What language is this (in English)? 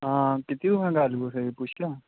Dogri